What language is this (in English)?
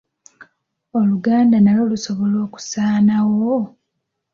Ganda